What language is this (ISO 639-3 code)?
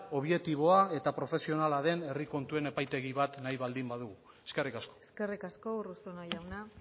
eus